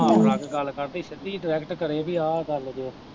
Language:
Punjabi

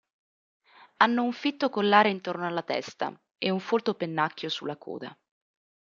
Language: Italian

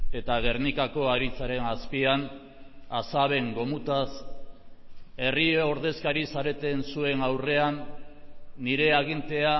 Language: Basque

